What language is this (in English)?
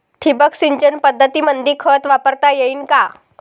Marathi